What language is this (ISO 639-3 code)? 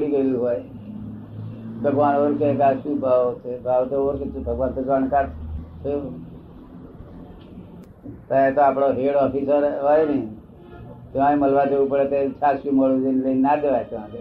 guj